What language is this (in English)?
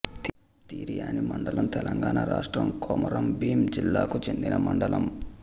Telugu